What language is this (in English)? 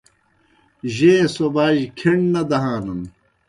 Kohistani Shina